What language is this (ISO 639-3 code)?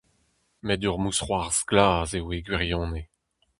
bre